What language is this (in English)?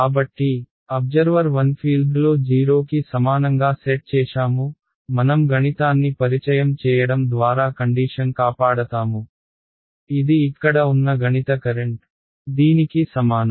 Telugu